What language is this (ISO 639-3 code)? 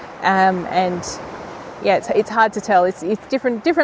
ind